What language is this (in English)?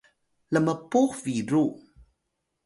Atayal